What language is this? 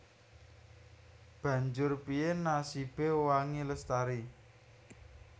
Javanese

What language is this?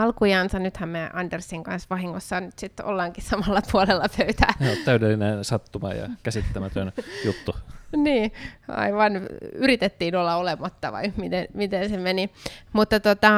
Finnish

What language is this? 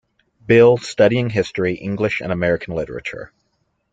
English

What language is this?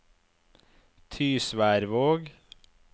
Norwegian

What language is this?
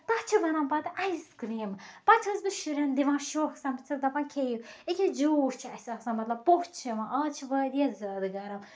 Kashmiri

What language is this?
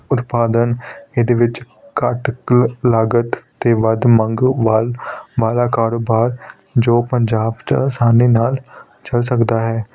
Punjabi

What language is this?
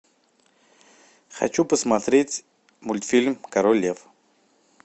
Russian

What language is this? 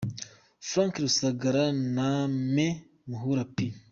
Kinyarwanda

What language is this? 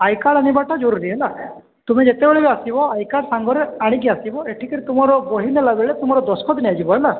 Odia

